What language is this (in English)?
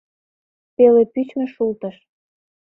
Mari